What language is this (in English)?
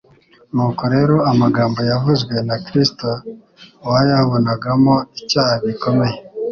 Kinyarwanda